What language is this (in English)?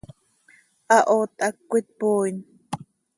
Seri